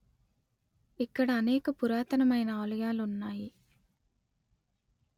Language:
Telugu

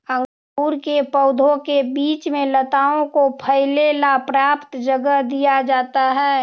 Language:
Magahi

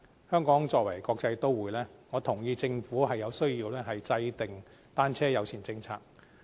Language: Cantonese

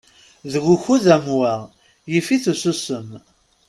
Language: Kabyle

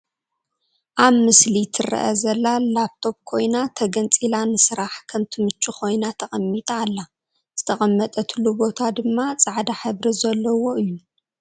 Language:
Tigrinya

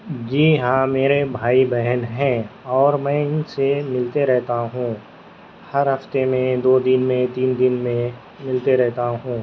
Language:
Urdu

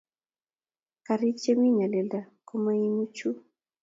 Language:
Kalenjin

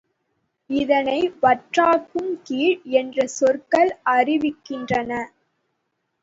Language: Tamil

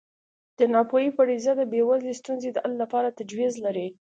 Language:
Pashto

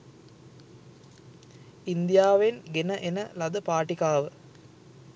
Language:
Sinhala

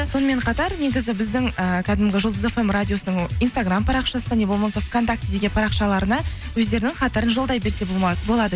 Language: Kazakh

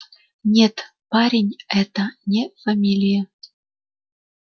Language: Russian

